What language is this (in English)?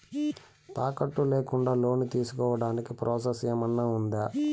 Telugu